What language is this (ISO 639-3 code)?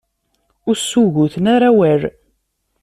kab